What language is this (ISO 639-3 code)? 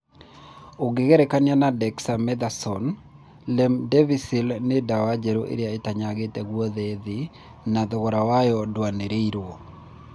kik